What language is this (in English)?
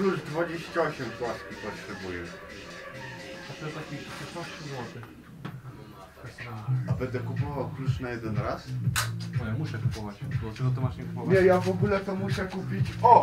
Polish